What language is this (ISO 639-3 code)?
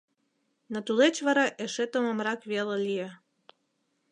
chm